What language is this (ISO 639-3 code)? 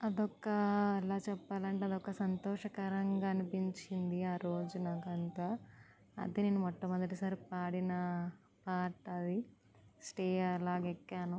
tel